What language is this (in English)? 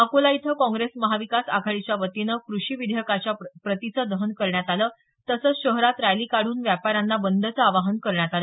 Marathi